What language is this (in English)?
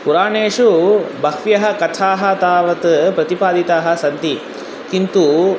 Sanskrit